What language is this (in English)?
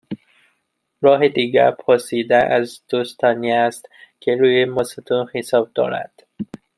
Persian